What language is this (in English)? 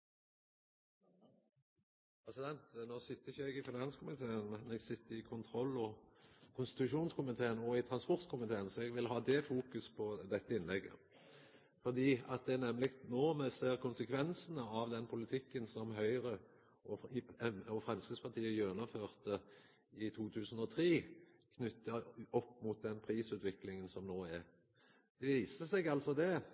Norwegian Nynorsk